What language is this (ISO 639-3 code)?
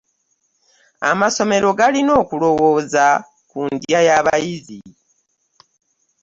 lug